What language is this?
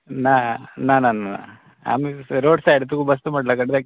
Konkani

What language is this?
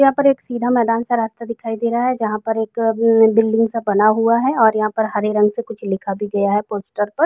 Hindi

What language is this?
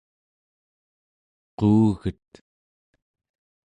Central Yupik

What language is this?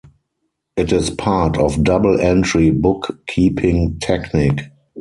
English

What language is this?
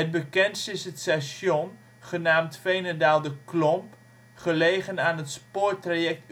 Dutch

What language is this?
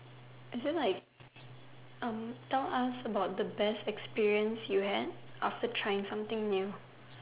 English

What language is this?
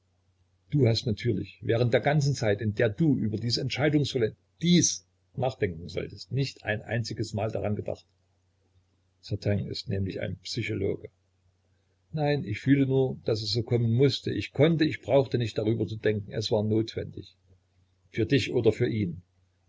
German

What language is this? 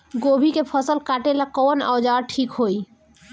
Bhojpuri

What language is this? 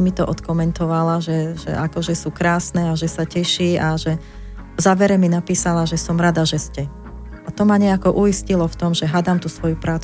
Slovak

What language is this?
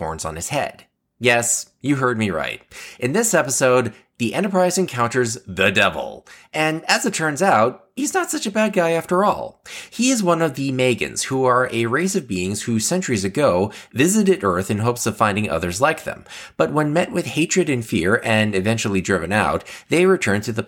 English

